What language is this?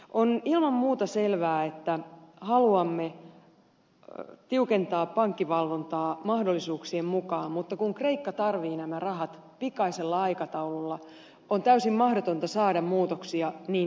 Finnish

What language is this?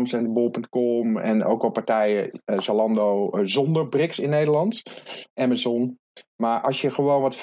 Dutch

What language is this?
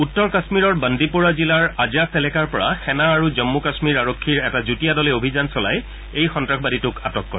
Assamese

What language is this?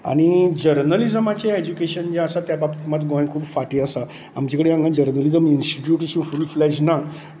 Konkani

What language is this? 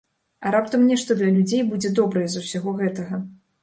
Belarusian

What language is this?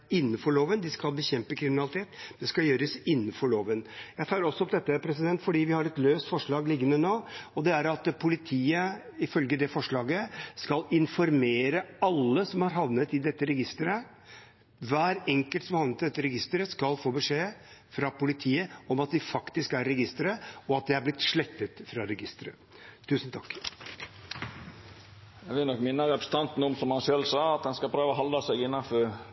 Norwegian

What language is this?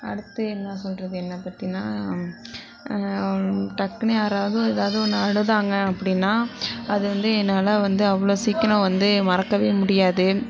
Tamil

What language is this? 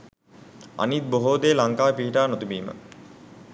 Sinhala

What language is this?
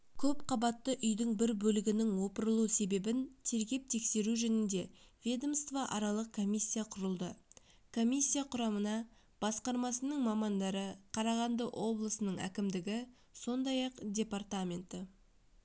Kazakh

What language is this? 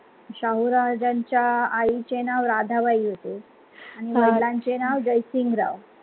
Marathi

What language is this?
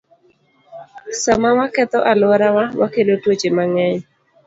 Luo (Kenya and Tanzania)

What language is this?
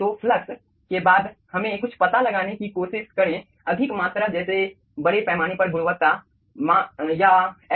Hindi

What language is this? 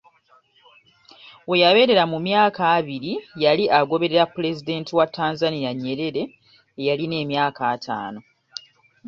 Ganda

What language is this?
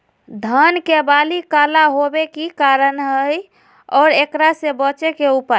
Magahi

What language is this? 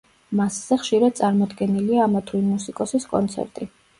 Georgian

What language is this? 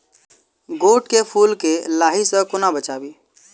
Maithili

